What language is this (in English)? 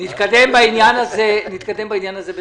Hebrew